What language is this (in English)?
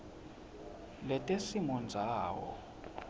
Swati